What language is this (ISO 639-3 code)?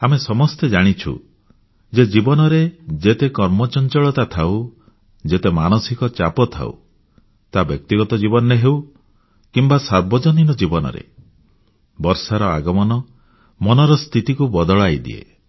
ori